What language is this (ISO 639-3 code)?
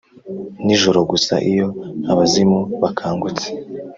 kin